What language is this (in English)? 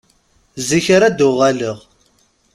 Kabyle